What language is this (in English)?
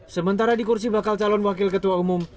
Indonesian